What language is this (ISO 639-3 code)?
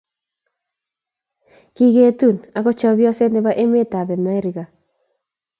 kln